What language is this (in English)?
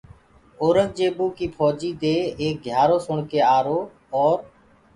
Gurgula